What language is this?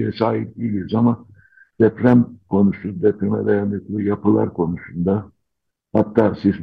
Turkish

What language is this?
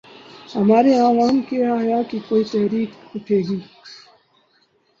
Urdu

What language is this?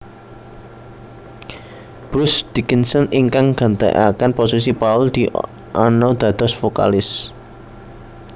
Javanese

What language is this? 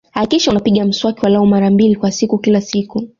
Swahili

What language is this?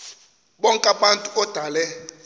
Xhosa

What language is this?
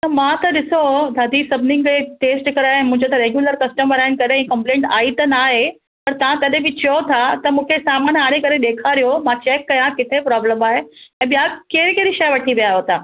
Sindhi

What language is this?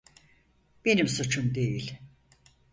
Turkish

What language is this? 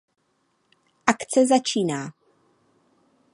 Czech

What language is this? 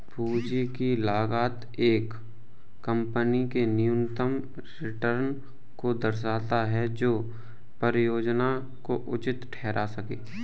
Hindi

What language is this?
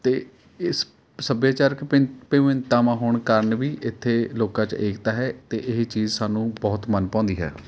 Punjabi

